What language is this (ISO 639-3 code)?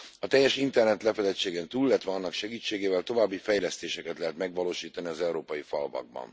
hun